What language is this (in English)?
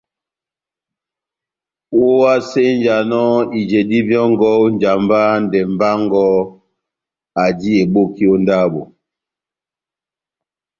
Batanga